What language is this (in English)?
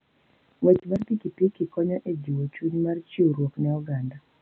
Luo (Kenya and Tanzania)